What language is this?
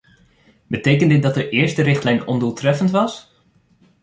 Dutch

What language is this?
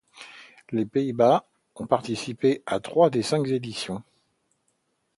French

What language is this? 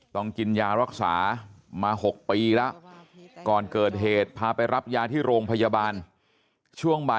Thai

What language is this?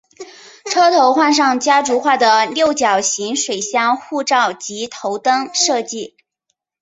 Chinese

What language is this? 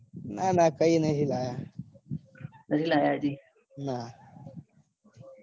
Gujarati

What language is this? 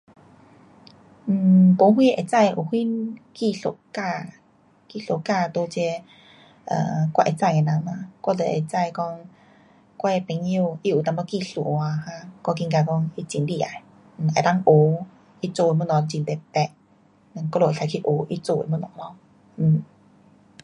Pu-Xian Chinese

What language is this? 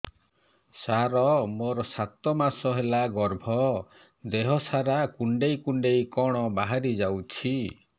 Odia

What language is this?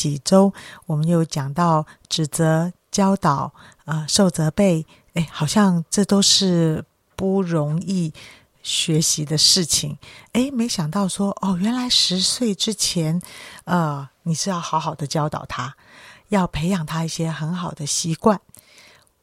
Chinese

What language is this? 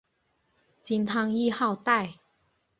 Chinese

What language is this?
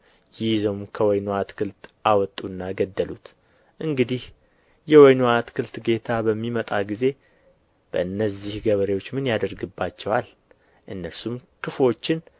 Amharic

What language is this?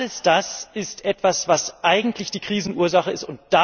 German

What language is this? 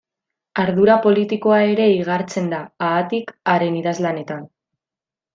Basque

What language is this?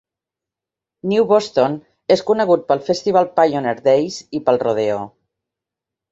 Catalan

